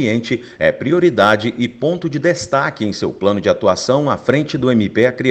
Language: Portuguese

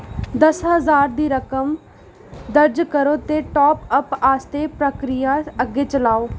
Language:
Dogri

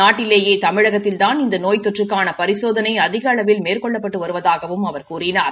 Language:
Tamil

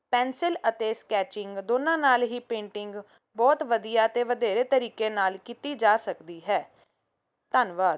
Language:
Punjabi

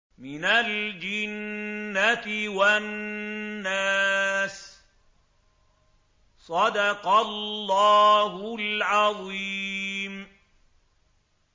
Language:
Arabic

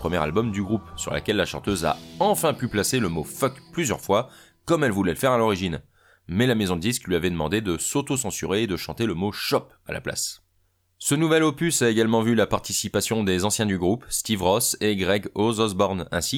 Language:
French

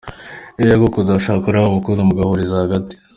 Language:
Kinyarwanda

